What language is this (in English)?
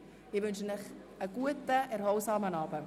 Swiss German